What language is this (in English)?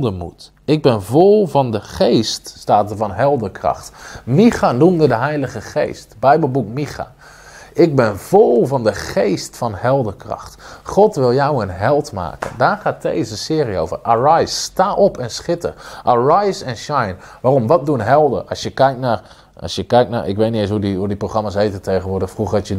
Dutch